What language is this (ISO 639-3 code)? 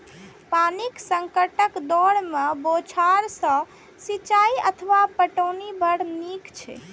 mai